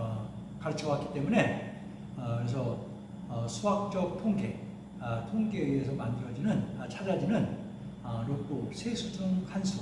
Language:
Korean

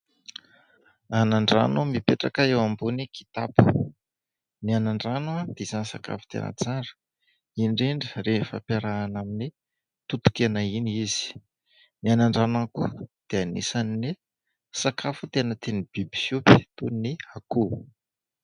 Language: Malagasy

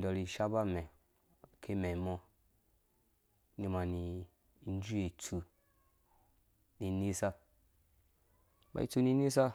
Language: Dũya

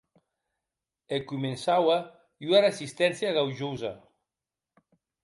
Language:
Occitan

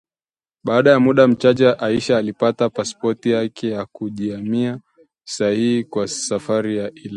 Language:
Swahili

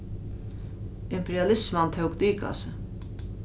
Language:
Faroese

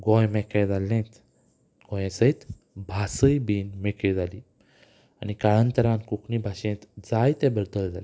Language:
Konkani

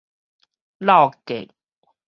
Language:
Min Nan Chinese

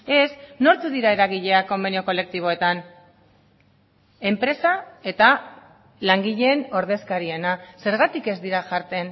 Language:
Basque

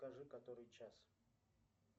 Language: Russian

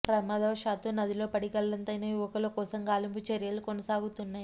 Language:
Telugu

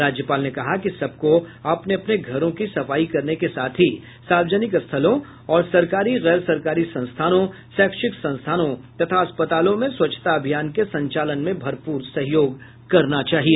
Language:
Hindi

